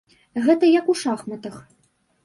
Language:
Belarusian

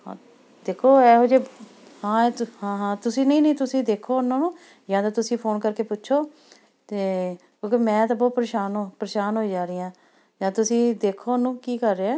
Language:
Punjabi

